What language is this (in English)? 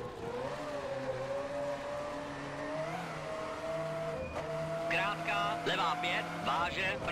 Czech